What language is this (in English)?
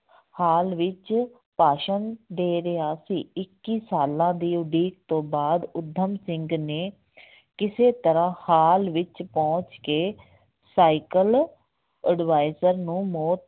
Punjabi